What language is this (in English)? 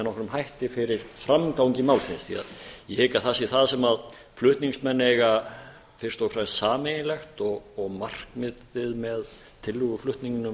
Icelandic